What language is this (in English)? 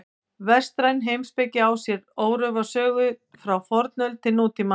Icelandic